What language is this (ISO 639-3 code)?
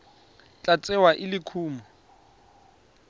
tsn